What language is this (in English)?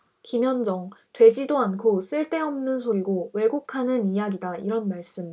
Korean